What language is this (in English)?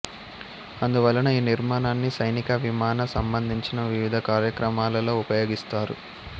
Telugu